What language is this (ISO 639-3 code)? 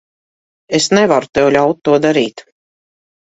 lav